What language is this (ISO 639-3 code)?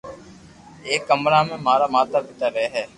lrk